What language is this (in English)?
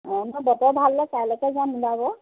Assamese